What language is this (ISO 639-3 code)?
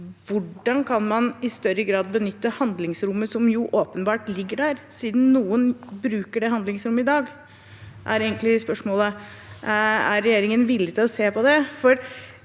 nor